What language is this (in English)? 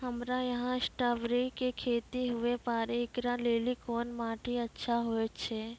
Maithili